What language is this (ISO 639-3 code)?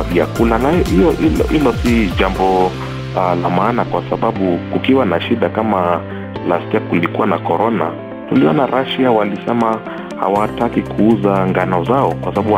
swa